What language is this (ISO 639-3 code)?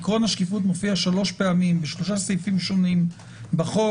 heb